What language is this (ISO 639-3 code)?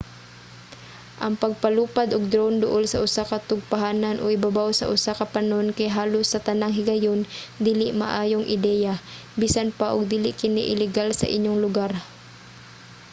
ceb